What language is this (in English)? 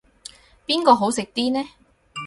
Cantonese